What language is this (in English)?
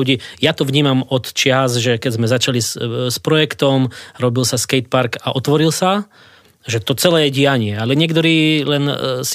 Slovak